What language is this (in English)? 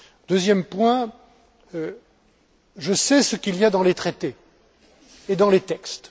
French